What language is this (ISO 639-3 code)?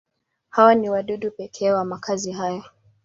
swa